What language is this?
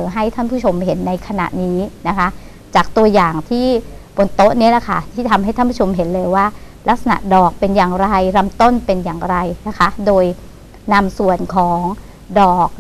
Thai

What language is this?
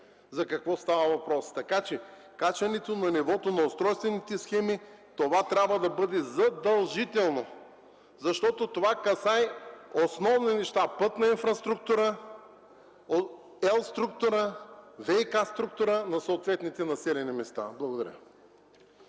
Bulgarian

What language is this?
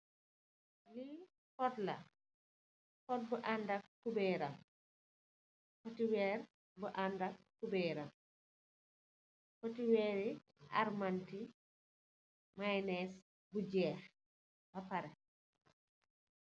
Wolof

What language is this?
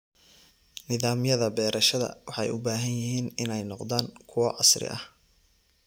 Somali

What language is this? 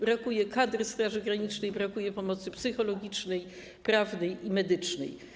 Polish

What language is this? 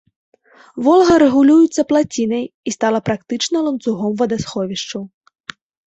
Belarusian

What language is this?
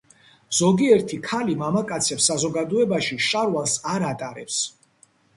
Georgian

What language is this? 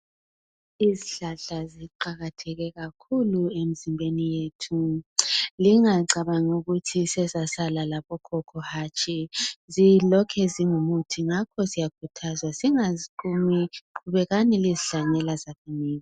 North Ndebele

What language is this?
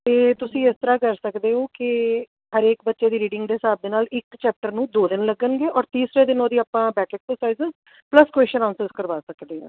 Punjabi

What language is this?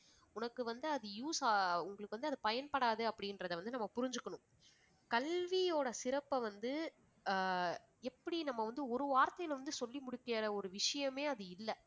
Tamil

